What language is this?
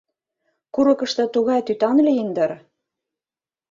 Mari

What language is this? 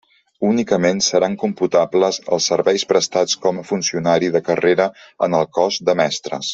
Catalan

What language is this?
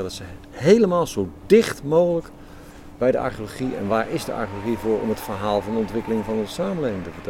Dutch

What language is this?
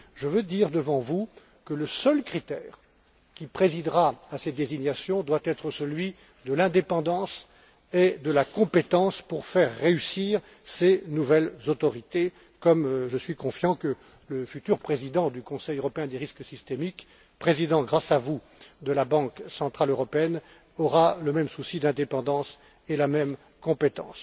French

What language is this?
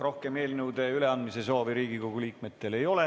Estonian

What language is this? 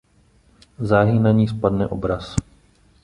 Czech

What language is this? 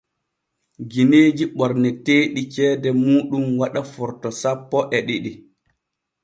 Borgu Fulfulde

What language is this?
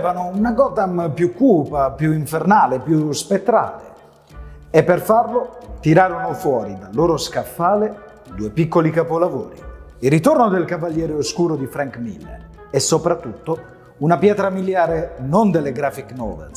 Italian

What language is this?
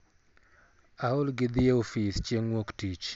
Luo (Kenya and Tanzania)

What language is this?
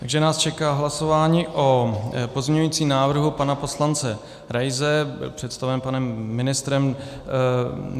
Czech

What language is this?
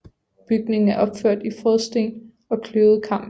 Danish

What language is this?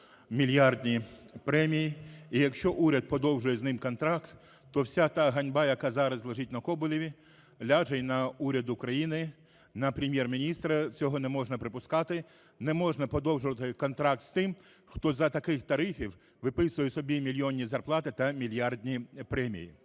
Ukrainian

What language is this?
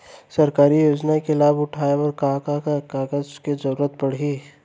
Chhattisgarhi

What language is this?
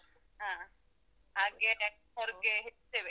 Kannada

